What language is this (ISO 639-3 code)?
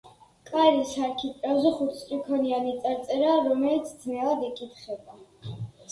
kat